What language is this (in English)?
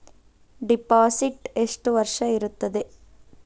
Kannada